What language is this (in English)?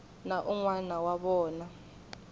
Tsonga